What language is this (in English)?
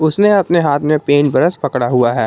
Hindi